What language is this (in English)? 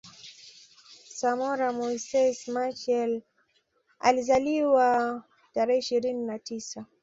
Swahili